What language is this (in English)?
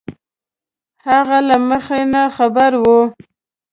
Pashto